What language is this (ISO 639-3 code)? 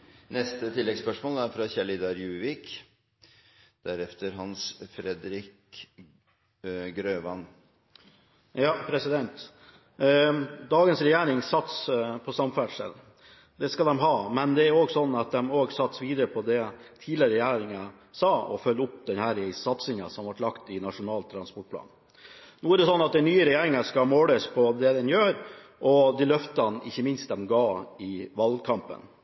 nor